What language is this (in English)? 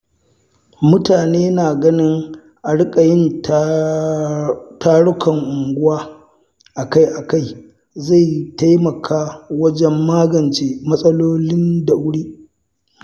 Hausa